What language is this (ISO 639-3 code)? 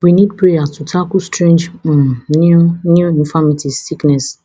pcm